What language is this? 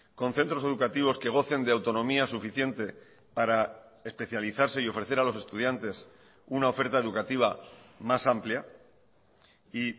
Spanish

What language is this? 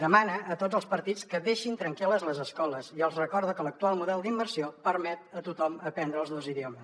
Catalan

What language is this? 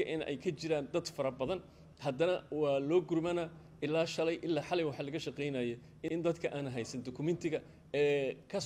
Arabic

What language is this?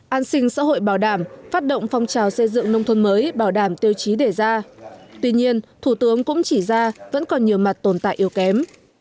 Vietnamese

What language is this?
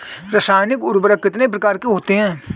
Hindi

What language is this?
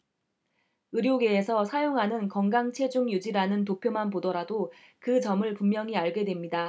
Korean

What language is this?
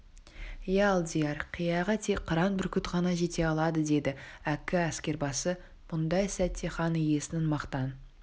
Kazakh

